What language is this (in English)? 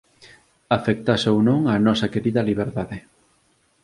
Galician